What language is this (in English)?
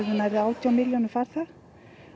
Icelandic